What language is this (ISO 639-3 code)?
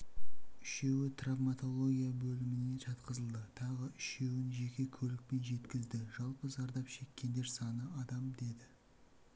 kaz